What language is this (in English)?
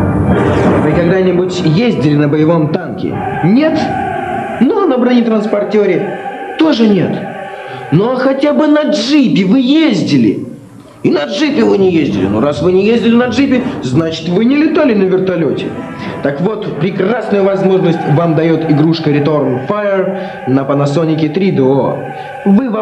Russian